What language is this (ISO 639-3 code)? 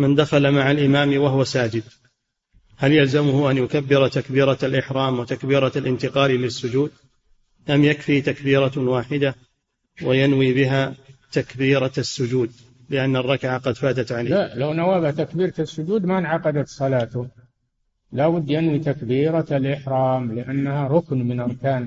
ara